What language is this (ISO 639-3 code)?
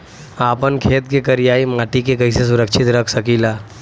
bho